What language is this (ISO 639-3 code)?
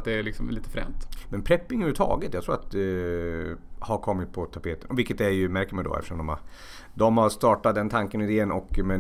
swe